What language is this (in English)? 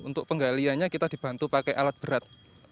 Indonesian